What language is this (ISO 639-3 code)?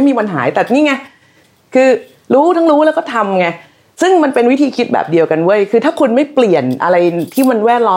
tha